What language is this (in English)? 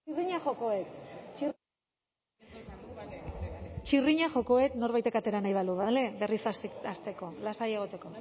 Basque